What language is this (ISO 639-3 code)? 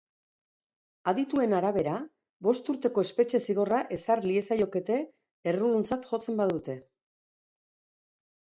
eus